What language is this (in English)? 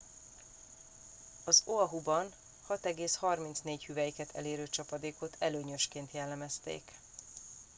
Hungarian